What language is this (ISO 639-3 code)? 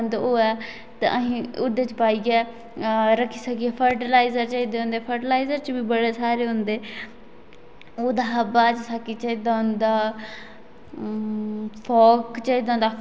doi